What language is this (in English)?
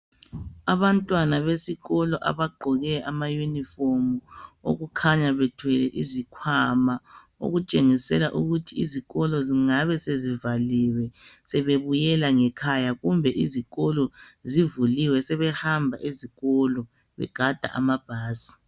North Ndebele